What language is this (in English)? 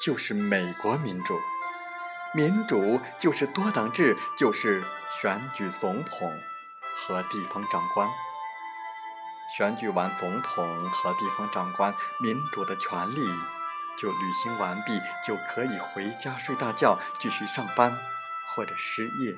Chinese